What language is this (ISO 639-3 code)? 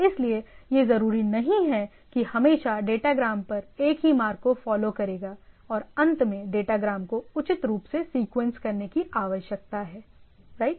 hin